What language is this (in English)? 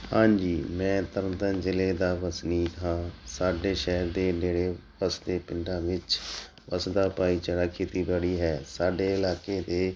Punjabi